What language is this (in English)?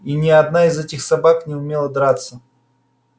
Russian